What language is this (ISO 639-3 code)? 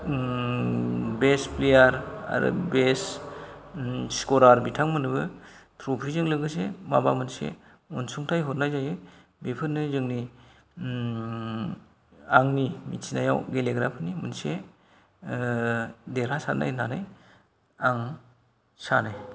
brx